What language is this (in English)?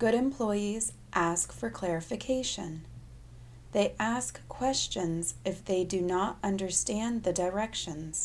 English